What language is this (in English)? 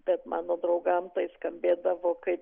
Lithuanian